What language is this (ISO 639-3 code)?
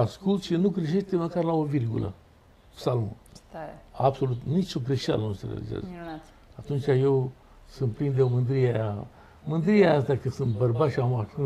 ron